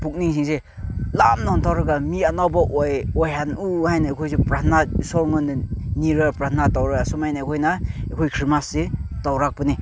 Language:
Manipuri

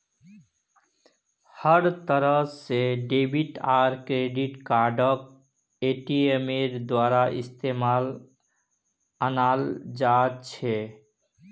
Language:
Magahi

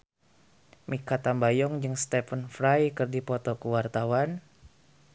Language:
Sundanese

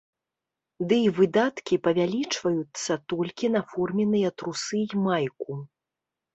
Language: Belarusian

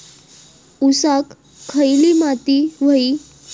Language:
Marathi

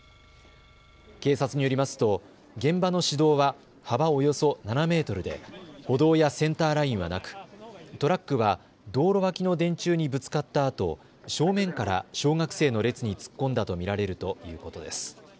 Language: Japanese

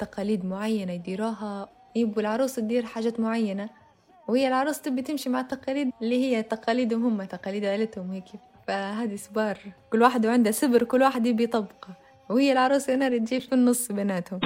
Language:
Arabic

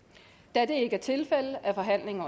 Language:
Danish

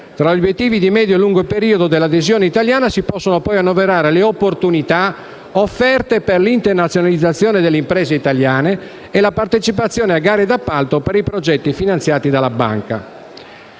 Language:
Italian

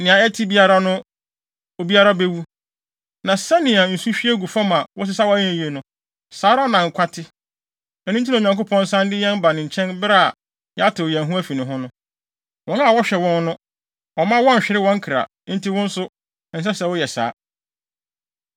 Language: Akan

